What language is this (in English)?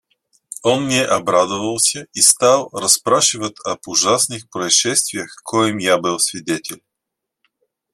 Russian